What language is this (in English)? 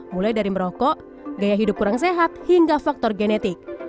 Indonesian